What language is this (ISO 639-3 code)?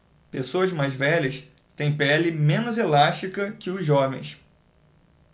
por